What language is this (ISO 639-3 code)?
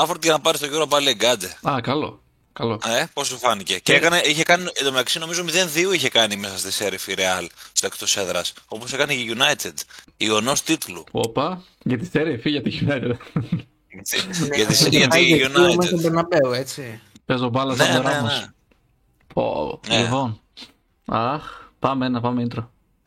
ell